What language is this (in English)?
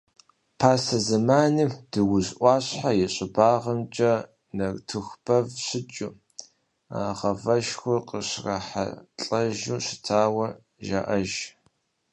Kabardian